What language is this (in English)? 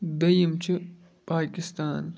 Kashmiri